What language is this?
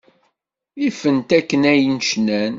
Kabyle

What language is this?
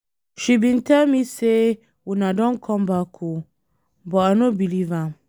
Nigerian Pidgin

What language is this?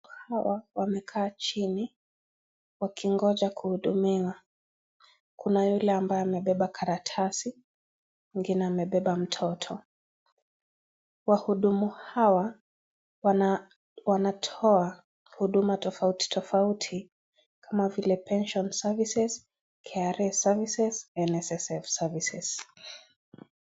Swahili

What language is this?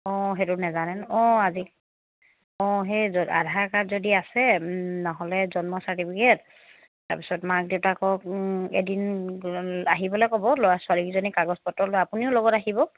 Assamese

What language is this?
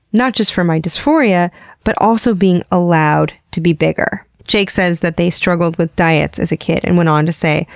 English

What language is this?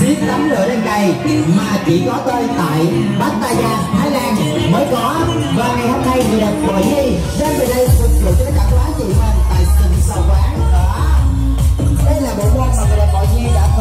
Vietnamese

